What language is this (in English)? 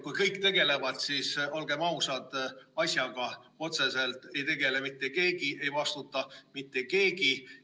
Estonian